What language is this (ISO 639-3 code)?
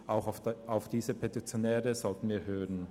gsw